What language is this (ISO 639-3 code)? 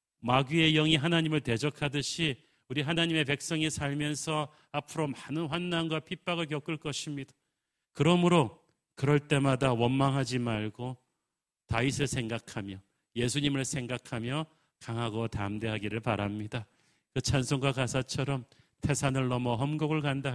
kor